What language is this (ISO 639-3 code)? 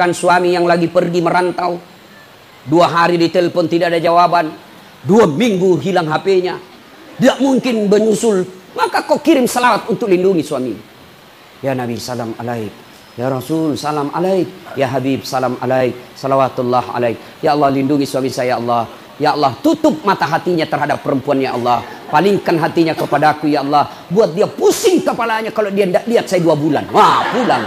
ind